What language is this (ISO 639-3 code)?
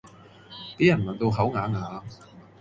yue